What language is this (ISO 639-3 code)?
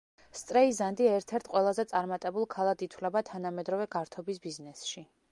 kat